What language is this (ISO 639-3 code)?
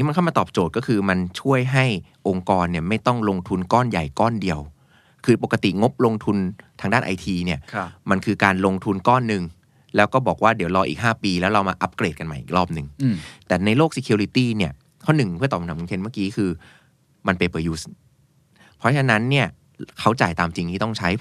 tha